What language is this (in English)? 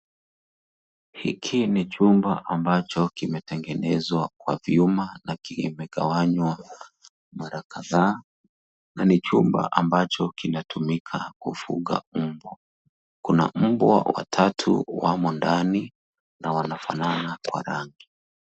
Swahili